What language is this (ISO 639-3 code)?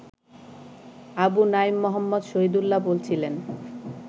ben